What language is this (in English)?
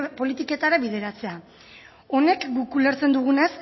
Basque